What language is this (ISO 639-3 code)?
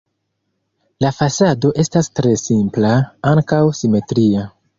epo